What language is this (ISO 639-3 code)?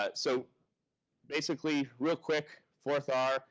eng